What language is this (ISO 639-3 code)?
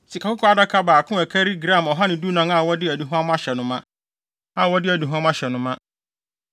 aka